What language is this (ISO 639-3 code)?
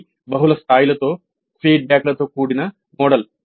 tel